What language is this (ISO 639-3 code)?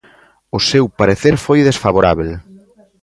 glg